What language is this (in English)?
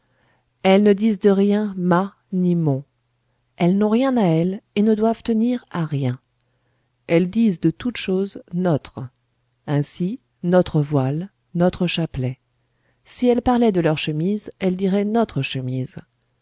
French